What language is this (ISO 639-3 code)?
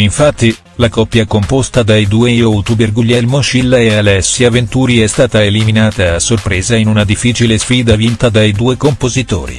ita